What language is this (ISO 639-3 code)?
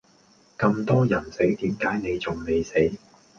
yue